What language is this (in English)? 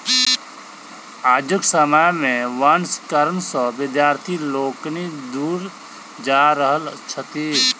Maithili